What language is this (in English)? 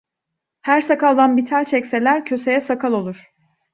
Turkish